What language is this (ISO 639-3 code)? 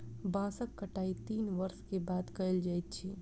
mai